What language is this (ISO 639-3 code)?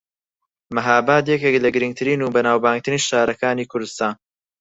ckb